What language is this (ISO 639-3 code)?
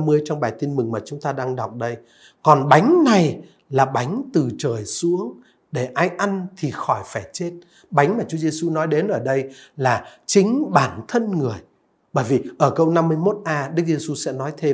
vie